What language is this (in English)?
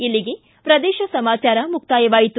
Kannada